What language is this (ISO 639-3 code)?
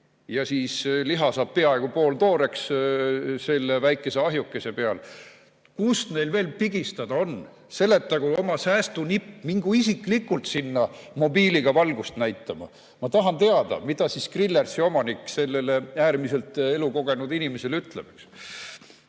est